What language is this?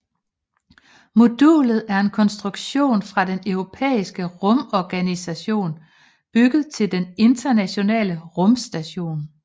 Danish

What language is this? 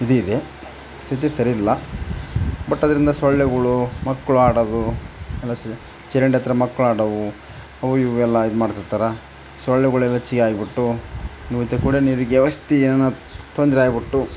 Kannada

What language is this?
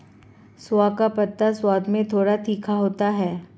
Hindi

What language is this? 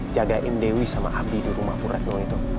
Indonesian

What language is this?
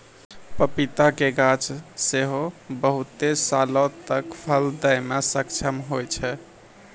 Maithili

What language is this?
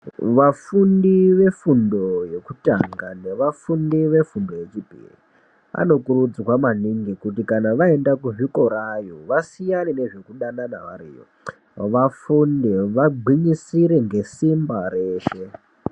Ndau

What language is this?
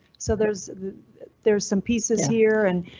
English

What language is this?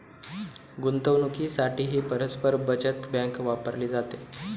Marathi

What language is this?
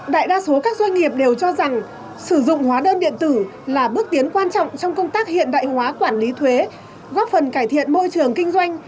Vietnamese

